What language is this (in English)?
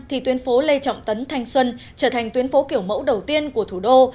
Vietnamese